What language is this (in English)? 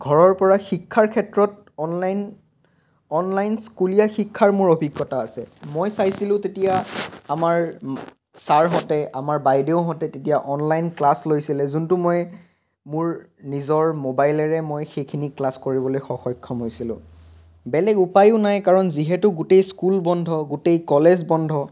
Assamese